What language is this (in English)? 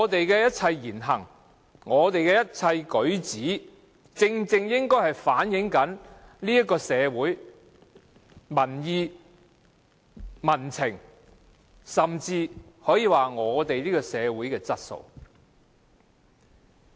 Cantonese